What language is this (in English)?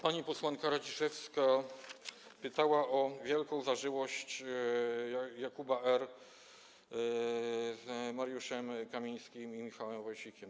Polish